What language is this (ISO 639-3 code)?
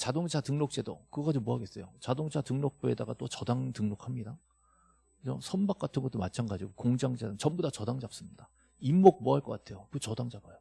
kor